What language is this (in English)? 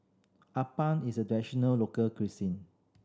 English